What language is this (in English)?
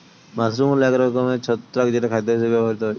Bangla